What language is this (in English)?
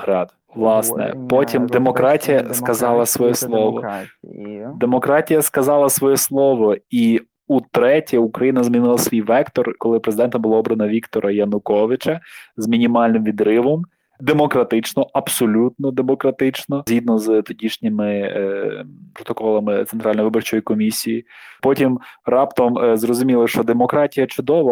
Ukrainian